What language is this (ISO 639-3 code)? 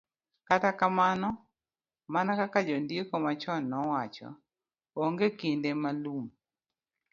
luo